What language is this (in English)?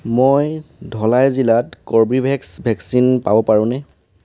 Assamese